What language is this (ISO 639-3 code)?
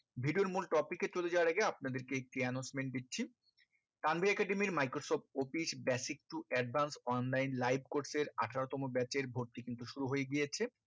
ben